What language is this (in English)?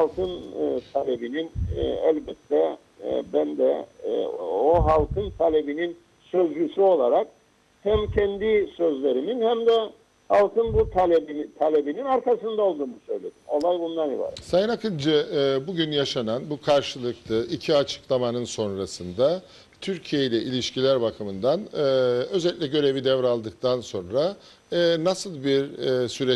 Turkish